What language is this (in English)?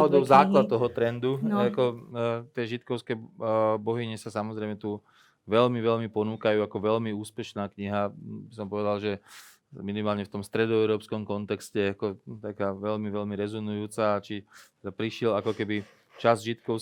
Slovak